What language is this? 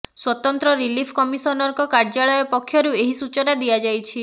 Odia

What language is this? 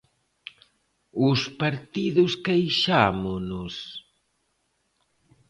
Galician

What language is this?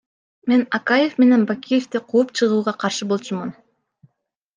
Kyrgyz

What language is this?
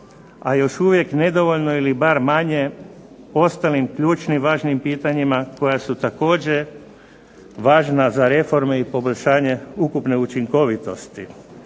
Croatian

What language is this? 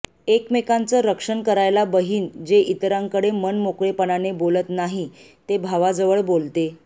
Marathi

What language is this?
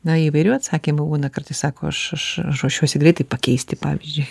Lithuanian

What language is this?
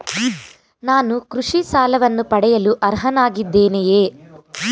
Kannada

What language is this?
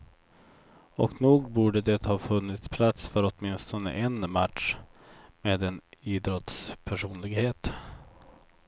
Swedish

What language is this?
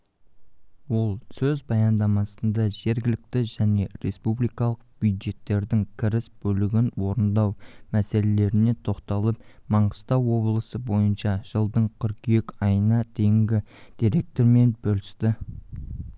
Kazakh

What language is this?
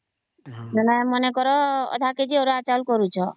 Odia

